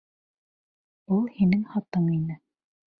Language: Bashkir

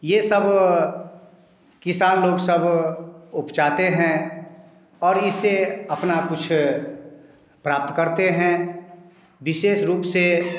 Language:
Hindi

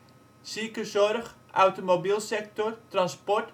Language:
Dutch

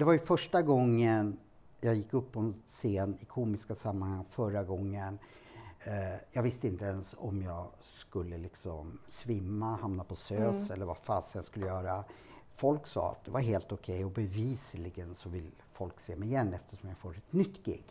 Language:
Swedish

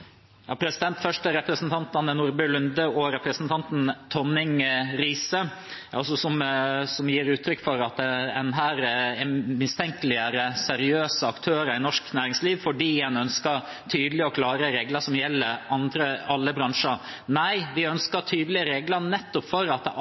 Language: Norwegian Nynorsk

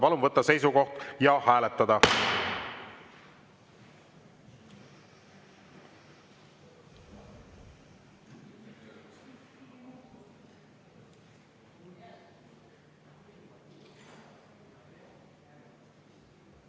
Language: Estonian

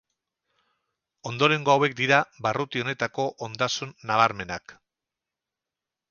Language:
Basque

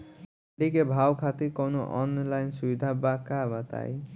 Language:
Bhojpuri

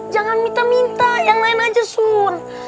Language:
Indonesian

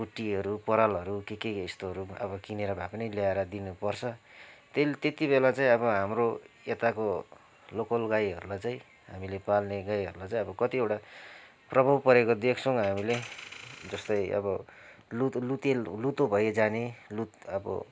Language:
Nepali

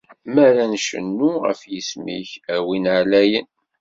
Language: Kabyle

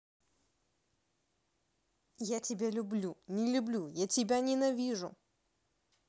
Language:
Russian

